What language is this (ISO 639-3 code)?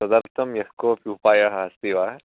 san